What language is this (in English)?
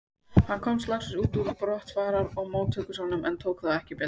Icelandic